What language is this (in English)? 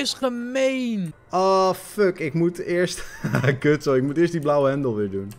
Dutch